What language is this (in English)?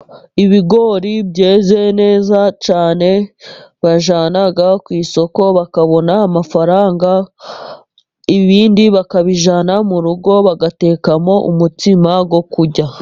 Kinyarwanda